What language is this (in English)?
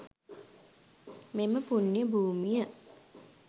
Sinhala